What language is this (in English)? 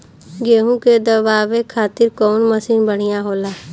Bhojpuri